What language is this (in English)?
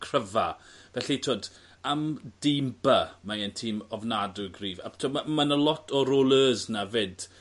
Welsh